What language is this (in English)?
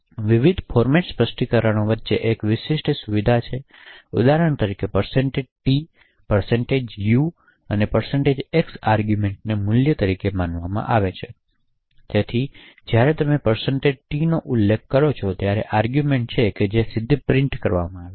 Gujarati